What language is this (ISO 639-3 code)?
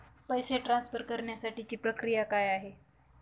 mar